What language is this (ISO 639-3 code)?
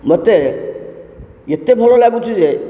ori